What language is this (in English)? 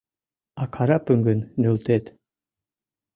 Mari